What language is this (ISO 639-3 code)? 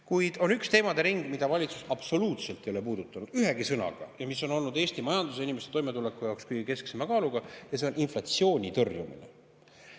est